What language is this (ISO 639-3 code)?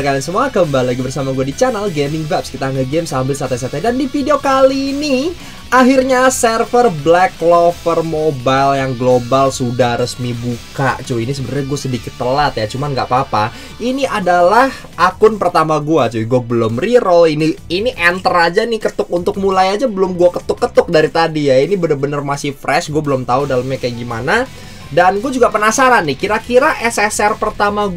ind